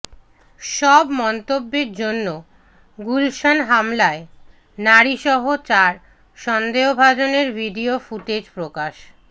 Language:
Bangla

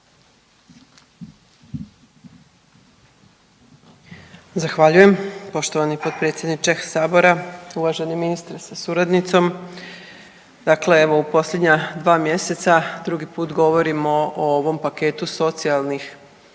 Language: Croatian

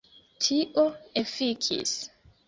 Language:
Esperanto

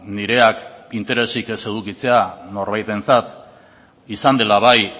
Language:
Basque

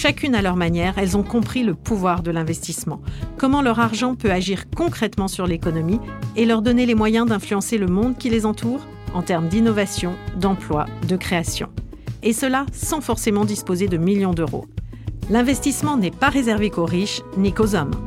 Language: French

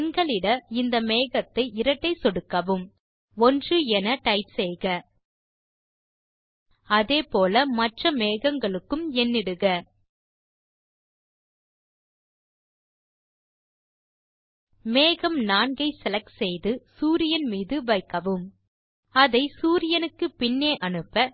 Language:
Tamil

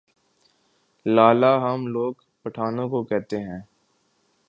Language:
Urdu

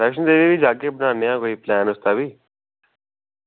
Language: Dogri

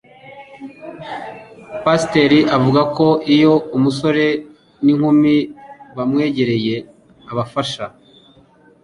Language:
Kinyarwanda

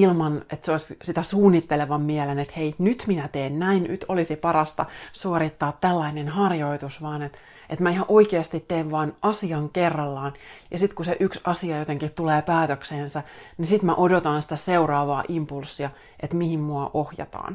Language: Finnish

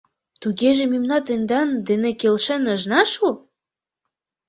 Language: Mari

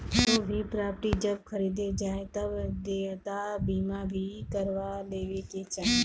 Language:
Bhojpuri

